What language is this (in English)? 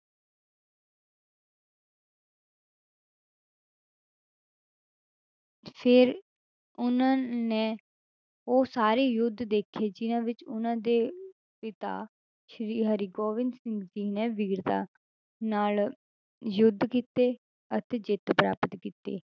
Punjabi